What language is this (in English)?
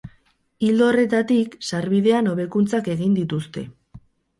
Basque